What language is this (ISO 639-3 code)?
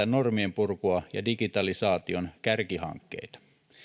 fin